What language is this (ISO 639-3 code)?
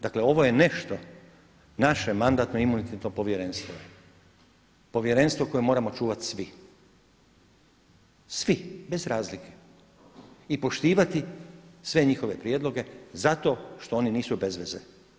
hrv